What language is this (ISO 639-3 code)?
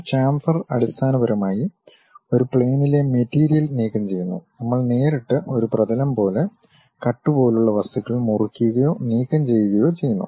mal